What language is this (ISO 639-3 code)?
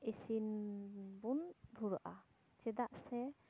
sat